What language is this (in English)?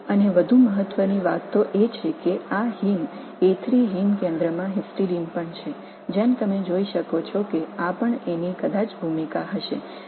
Tamil